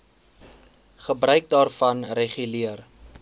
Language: Afrikaans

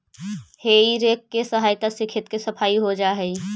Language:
Magahi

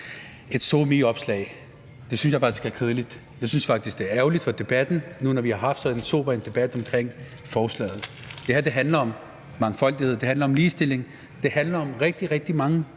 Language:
Danish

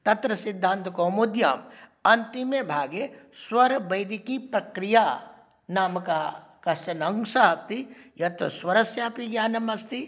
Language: Sanskrit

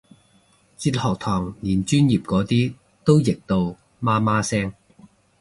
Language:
Cantonese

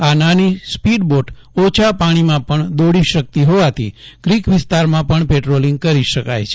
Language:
Gujarati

